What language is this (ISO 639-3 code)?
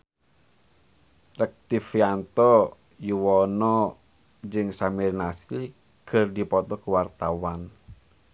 sun